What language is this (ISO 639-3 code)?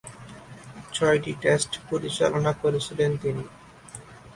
ben